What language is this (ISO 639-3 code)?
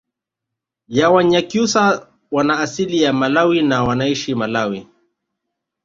swa